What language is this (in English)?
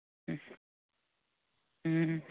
Manipuri